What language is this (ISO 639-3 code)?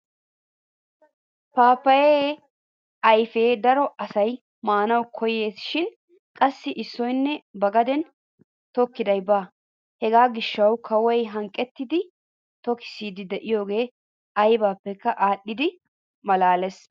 wal